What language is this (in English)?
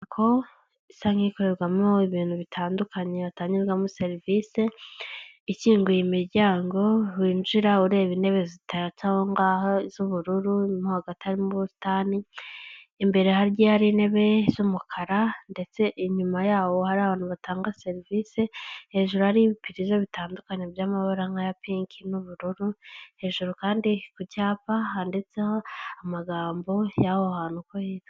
Kinyarwanda